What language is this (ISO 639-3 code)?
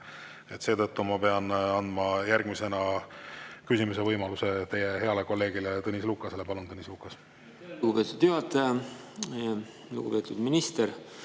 est